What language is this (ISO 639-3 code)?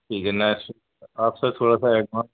urd